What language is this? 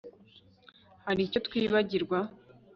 Kinyarwanda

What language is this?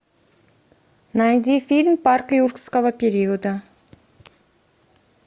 Russian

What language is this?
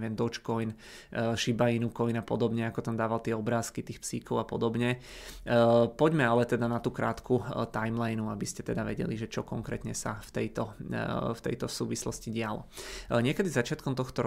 Czech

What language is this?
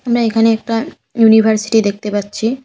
Bangla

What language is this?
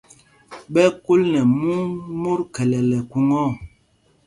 Mpumpong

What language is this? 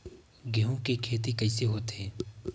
Chhattisgarhi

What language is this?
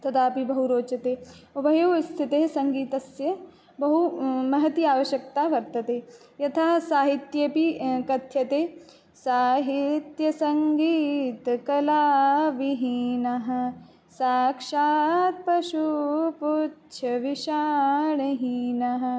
Sanskrit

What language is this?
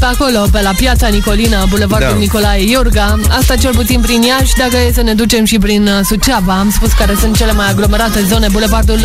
Romanian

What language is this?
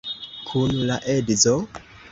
Esperanto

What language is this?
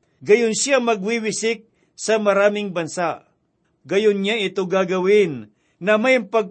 Filipino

